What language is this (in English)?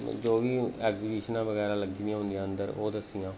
Dogri